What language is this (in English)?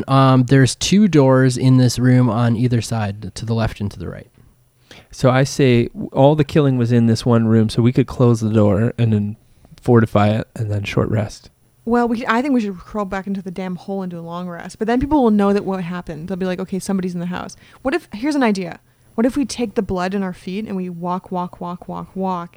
English